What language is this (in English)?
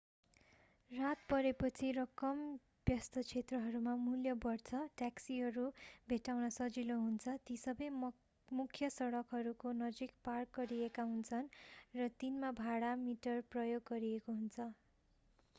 Nepali